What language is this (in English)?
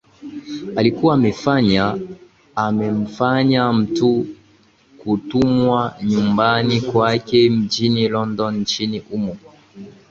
Swahili